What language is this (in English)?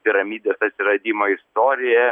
Lithuanian